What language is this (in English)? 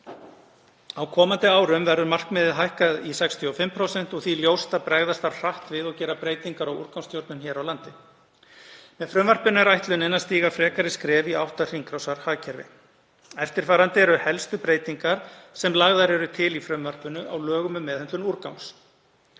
Icelandic